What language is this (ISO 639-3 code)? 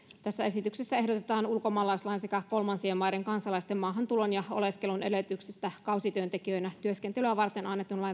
fin